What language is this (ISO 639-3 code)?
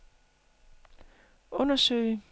dan